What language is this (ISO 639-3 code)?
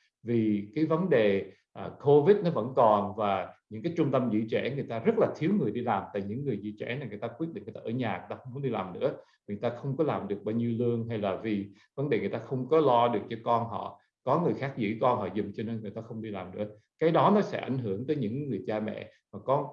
vie